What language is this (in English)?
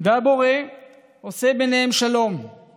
Hebrew